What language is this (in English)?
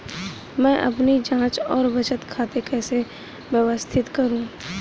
Hindi